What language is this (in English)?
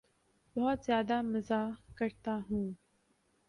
Urdu